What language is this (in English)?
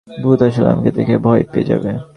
Bangla